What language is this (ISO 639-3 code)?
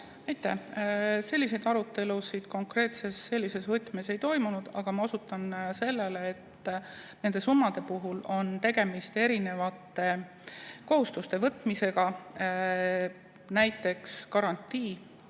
est